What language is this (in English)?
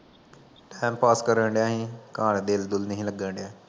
Punjabi